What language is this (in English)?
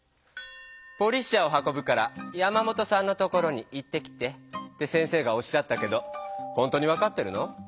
Japanese